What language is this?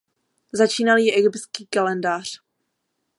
Czech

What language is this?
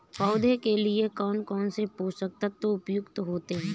Hindi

